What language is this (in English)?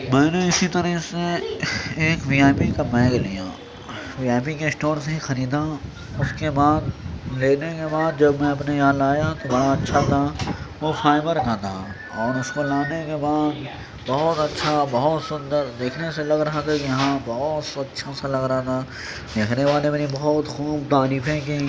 Urdu